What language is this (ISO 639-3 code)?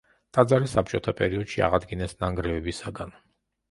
kat